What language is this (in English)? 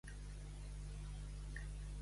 Catalan